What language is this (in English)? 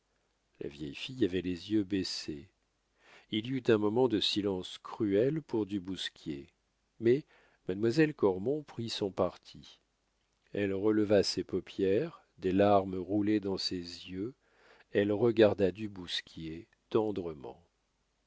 French